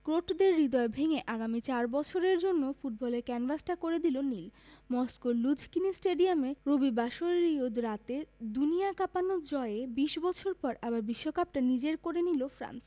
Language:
Bangla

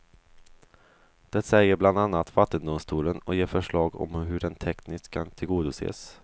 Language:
Swedish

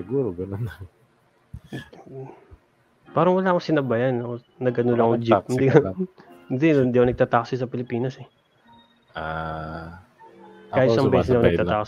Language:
Filipino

